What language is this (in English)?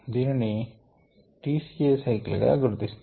Telugu